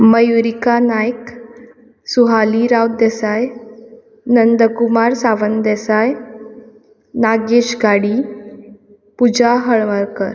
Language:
Konkani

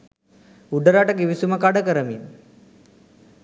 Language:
Sinhala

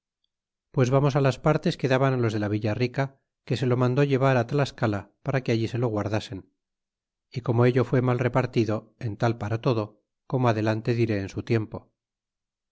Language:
Spanish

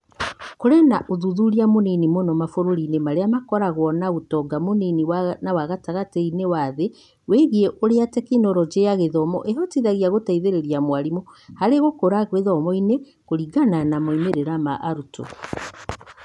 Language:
Kikuyu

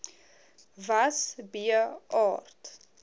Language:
Afrikaans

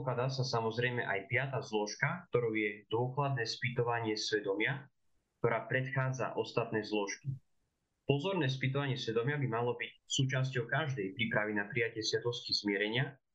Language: Slovak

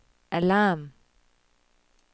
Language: Danish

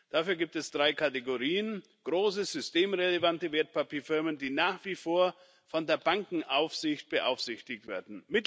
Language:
German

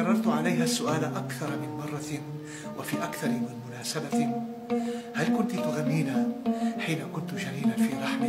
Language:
Arabic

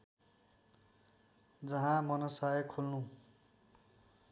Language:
Nepali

